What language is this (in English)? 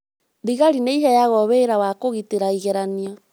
Kikuyu